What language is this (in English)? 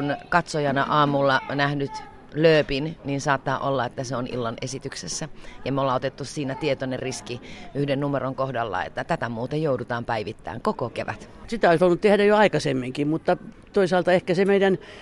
Finnish